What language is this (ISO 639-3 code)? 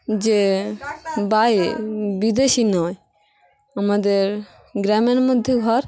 ben